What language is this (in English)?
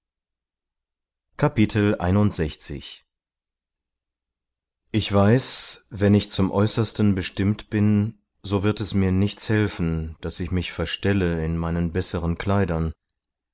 German